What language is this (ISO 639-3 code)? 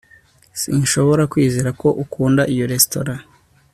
kin